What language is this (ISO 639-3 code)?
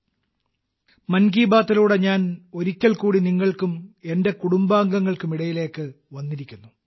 mal